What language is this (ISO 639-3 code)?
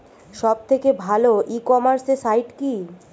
ben